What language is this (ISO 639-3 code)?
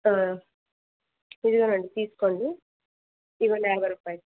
tel